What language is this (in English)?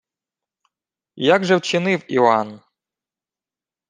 Ukrainian